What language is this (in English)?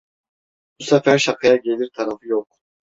Turkish